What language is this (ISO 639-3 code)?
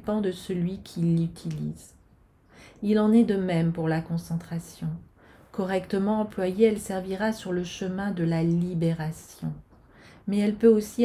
fra